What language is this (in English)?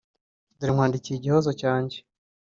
Kinyarwanda